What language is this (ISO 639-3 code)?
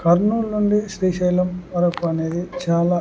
tel